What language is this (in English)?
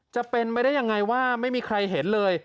Thai